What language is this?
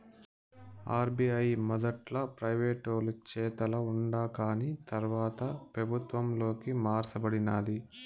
Telugu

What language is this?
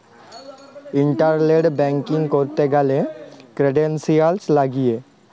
Bangla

